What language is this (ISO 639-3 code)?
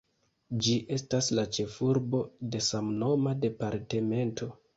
epo